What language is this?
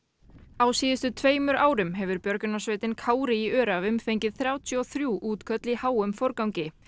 Icelandic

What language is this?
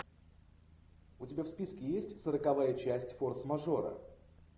Russian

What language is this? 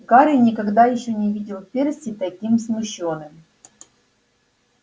Russian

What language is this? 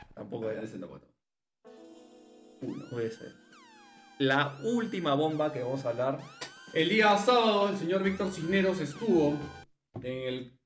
Spanish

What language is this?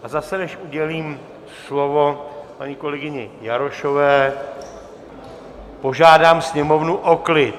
Czech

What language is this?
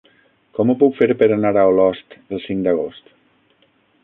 Catalan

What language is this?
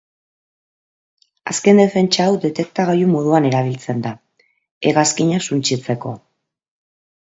Basque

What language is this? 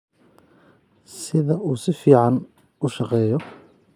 Somali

